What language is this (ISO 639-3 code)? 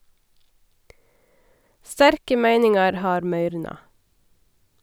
nor